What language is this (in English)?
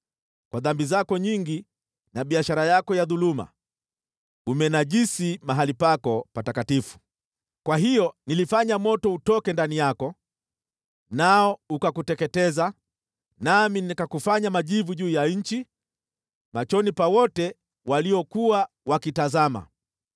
Swahili